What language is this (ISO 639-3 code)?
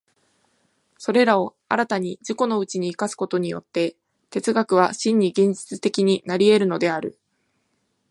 jpn